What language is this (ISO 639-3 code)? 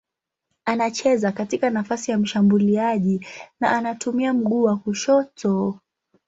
swa